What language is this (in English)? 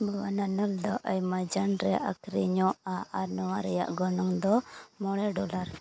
Santali